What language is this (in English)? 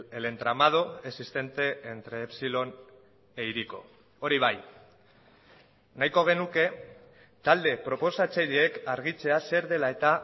Basque